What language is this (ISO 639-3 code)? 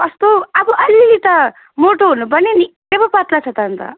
nep